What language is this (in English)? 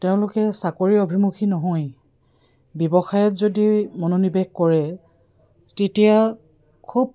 Assamese